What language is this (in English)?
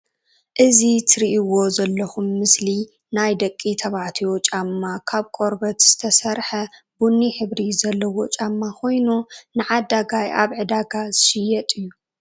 Tigrinya